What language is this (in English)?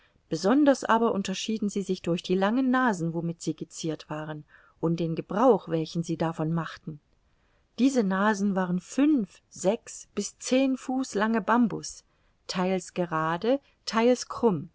German